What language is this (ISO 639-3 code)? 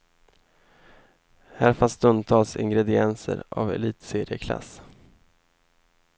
swe